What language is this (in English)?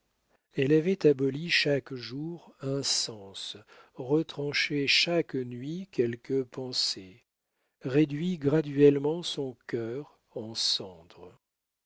French